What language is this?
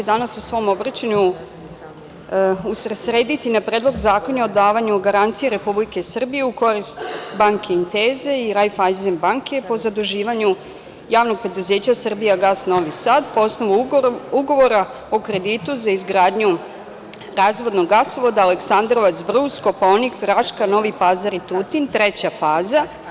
Serbian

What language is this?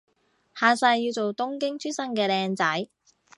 Cantonese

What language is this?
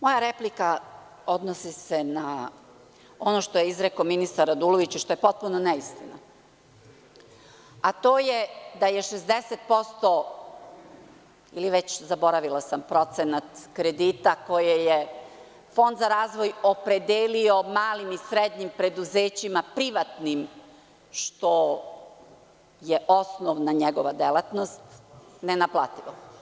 Serbian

